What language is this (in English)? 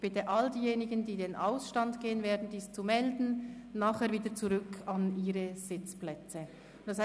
Swiss German